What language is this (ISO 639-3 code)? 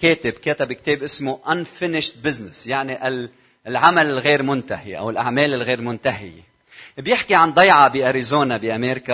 ara